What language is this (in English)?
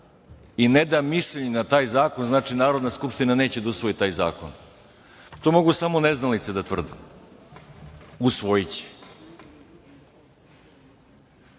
Serbian